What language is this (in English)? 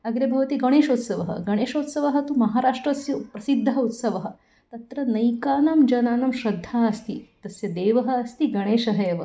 Sanskrit